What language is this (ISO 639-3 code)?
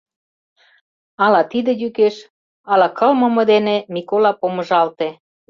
chm